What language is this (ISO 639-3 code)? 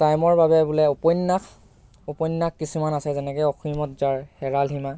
asm